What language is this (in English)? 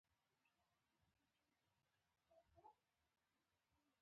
Pashto